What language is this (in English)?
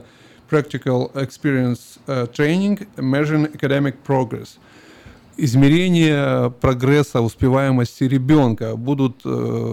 Russian